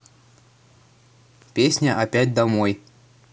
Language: Russian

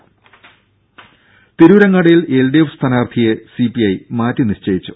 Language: Malayalam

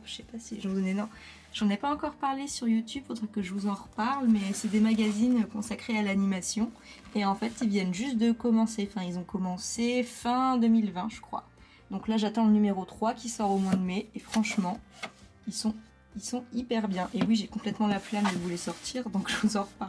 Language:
French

